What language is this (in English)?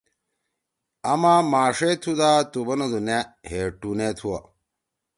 Torwali